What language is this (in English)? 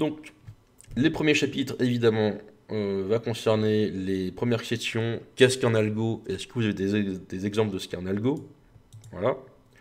French